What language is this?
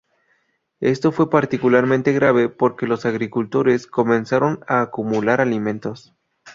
Spanish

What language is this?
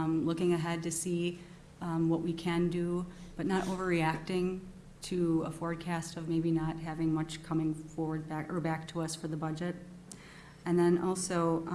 English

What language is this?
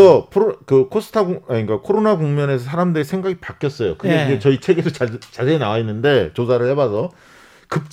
Korean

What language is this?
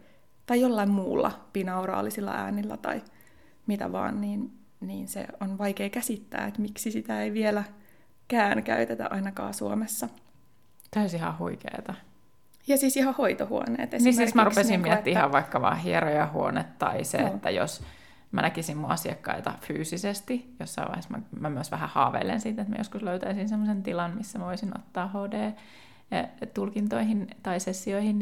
Finnish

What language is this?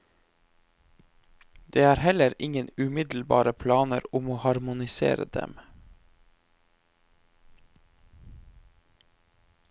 Norwegian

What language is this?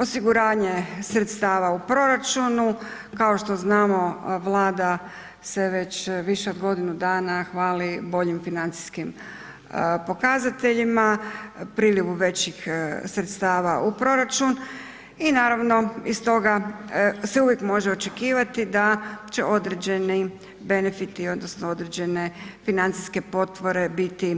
Croatian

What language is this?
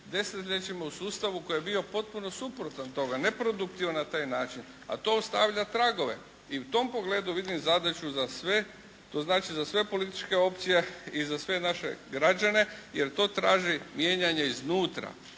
Croatian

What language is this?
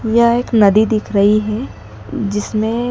Hindi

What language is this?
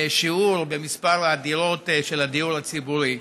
Hebrew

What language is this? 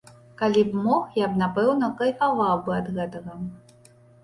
Belarusian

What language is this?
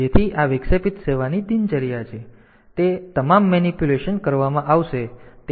Gujarati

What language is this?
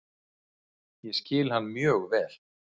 Icelandic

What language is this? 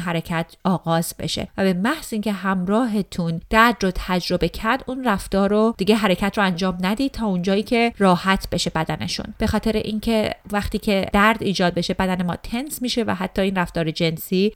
Persian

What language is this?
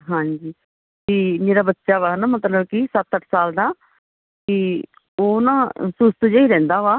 Punjabi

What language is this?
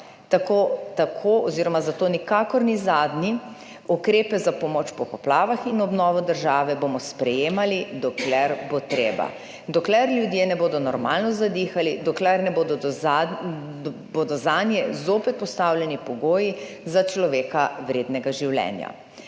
Slovenian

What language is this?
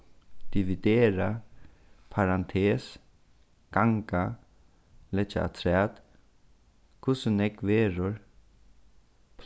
Faroese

